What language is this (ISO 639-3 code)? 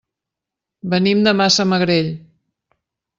cat